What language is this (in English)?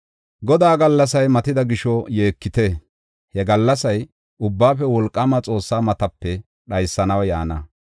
Gofa